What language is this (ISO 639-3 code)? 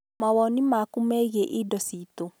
kik